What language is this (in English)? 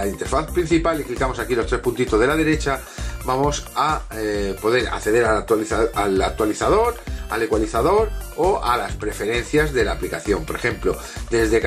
Spanish